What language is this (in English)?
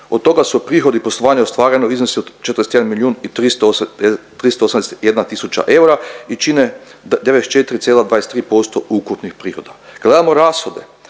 Croatian